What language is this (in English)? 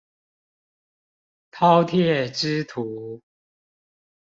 Chinese